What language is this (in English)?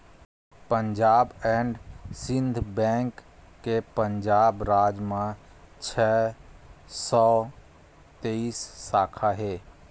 Chhattisgarhi